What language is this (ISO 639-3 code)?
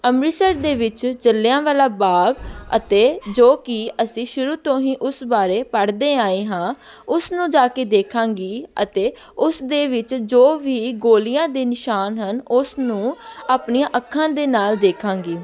pan